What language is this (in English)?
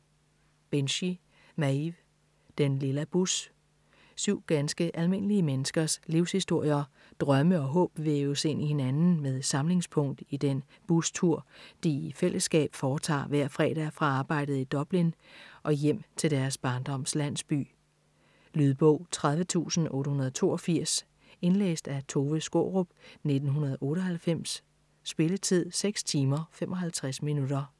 Danish